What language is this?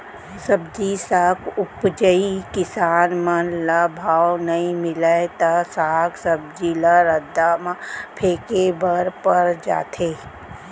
Chhattisgarhi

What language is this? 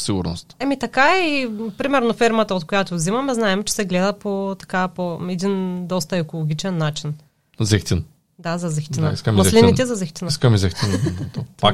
Bulgarian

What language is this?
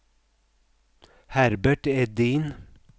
Swedish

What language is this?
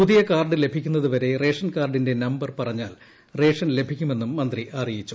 Malayalam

